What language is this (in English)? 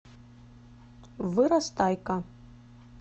Russian